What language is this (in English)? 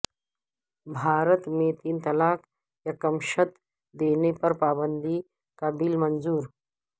Urdu